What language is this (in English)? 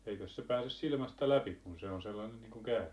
Finnish